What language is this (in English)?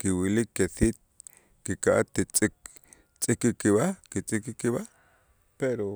Itzá